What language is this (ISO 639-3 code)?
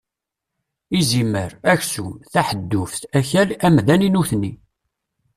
kab